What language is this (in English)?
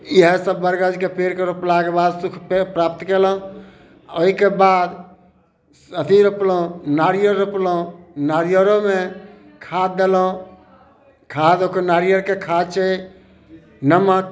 Maithili